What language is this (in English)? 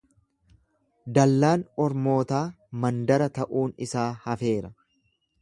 Oromo